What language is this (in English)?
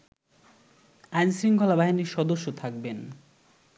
Bangla